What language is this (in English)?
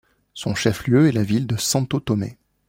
French